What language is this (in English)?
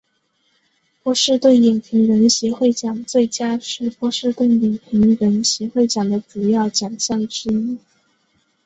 Chinese